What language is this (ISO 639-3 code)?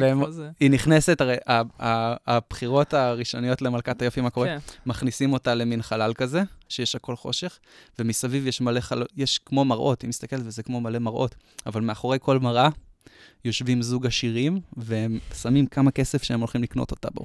heb